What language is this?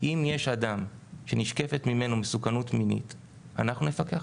Hebrew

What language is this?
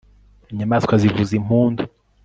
Kinyarwanda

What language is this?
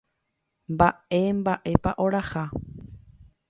Guarani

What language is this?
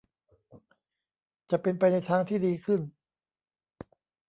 Thai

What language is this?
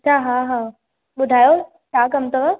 Sindhi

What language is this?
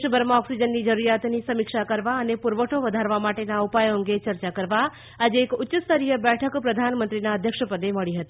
Gujarati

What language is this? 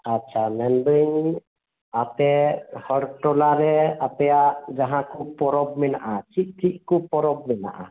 Santali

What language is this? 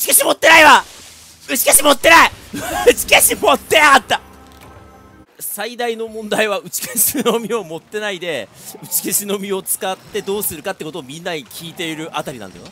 Japanese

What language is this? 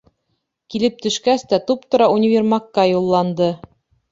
Bashkir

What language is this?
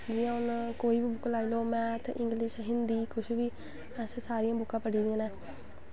Dogri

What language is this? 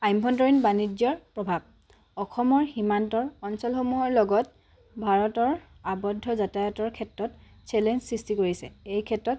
Assamese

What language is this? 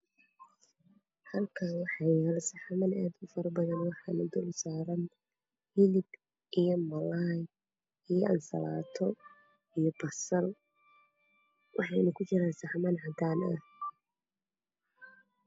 Somali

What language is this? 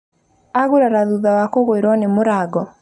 Kikuyu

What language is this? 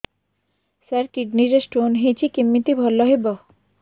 Odia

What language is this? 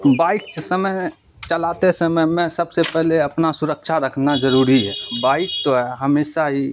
Urdu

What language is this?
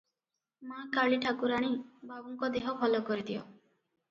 Odia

